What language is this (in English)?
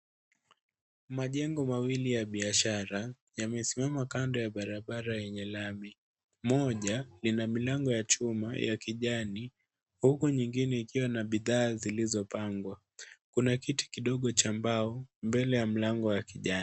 Swahili